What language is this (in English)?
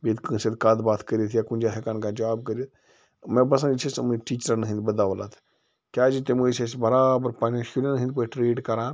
Kashmiri